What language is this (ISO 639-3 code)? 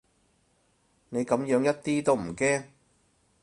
yue